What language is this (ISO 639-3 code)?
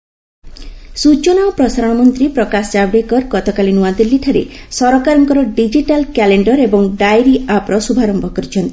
ori